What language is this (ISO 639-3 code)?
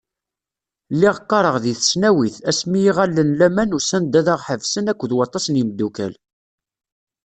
kab